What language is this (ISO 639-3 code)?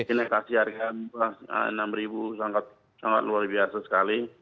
ind